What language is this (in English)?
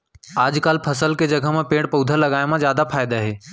Chhattisgarhi